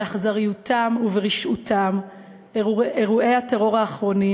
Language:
Hebrew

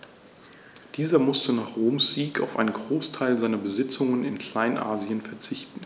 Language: German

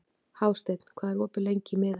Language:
Icelandic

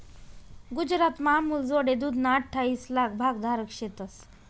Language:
Marathi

